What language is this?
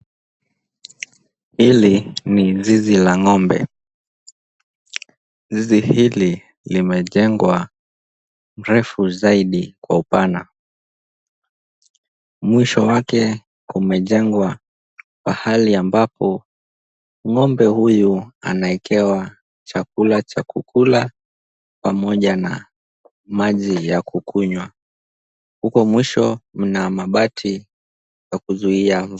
Swahili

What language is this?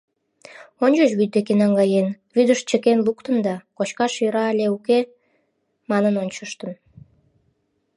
Mari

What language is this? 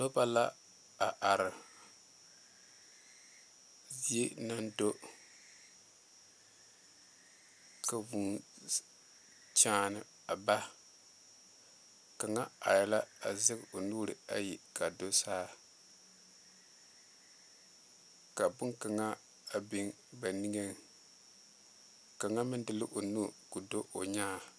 Southern Dagaare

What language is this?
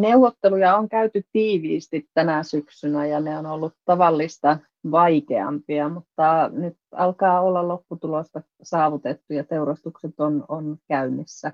Finnish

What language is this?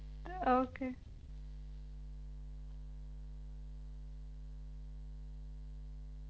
Punjabi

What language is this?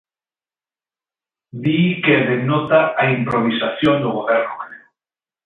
Galician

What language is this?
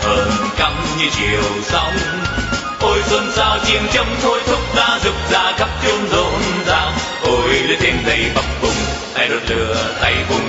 Vietnamese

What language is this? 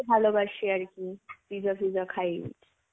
Bangla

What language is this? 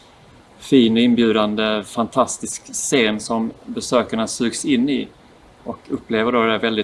Swedish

